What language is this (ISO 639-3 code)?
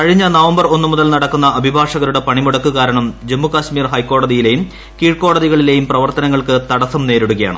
mal